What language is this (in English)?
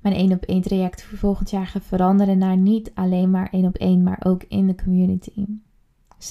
Dutch